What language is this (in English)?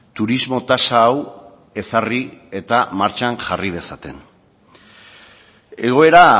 Basque